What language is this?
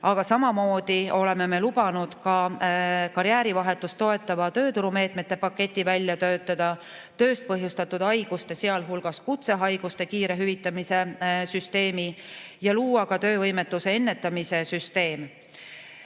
Estonian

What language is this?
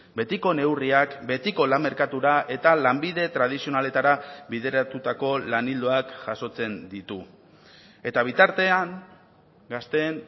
Basque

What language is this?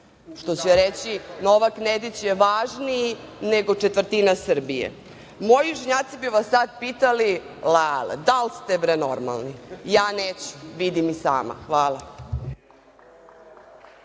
Serbian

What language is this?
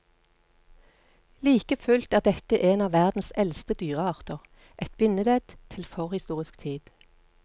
Norwegian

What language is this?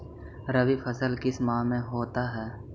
Magahi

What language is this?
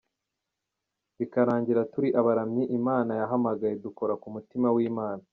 Kinyarwanda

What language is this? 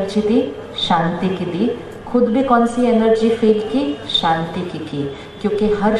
Hindi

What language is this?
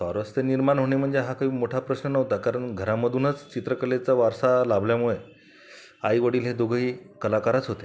Marathi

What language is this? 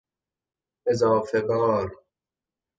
Persian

